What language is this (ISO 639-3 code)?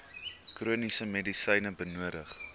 afr